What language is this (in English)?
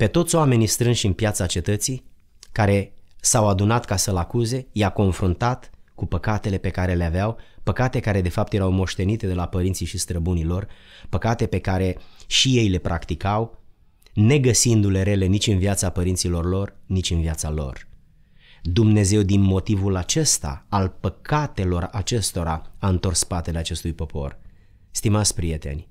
Romanian